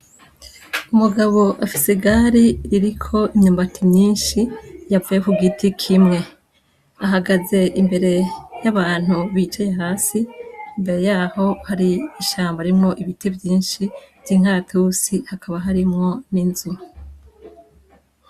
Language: Rundi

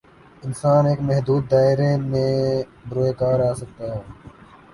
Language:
Urdu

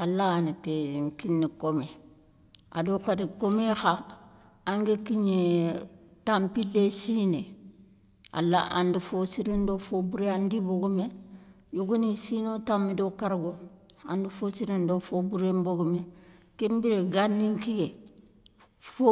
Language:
Soninke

